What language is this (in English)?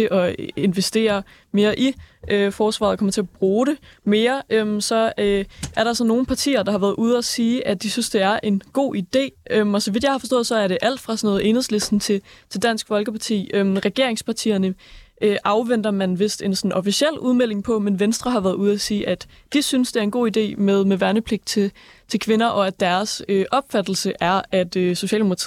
Danish